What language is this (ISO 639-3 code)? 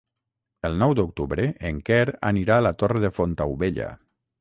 cat